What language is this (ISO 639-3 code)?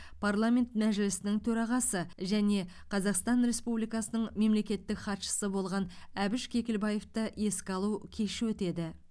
kaz